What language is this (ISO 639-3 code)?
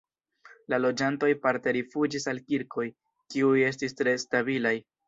epo